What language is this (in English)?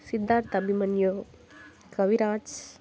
Tamil